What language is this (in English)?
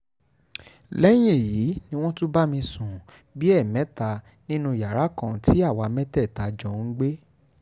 Yoruba